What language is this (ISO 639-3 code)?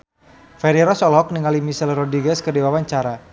sun